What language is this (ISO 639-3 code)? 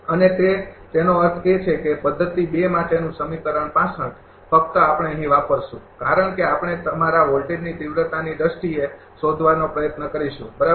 guj